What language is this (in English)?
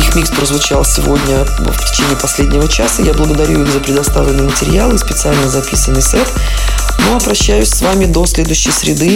Russian